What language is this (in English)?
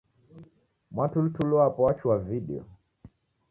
Taita